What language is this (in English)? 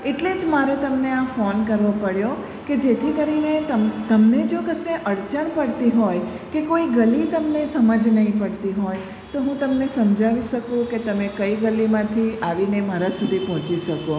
Gujarati